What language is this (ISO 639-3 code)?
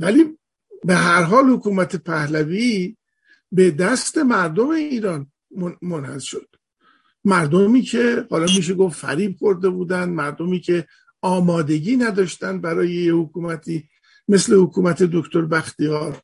fas